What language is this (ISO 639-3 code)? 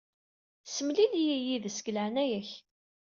kab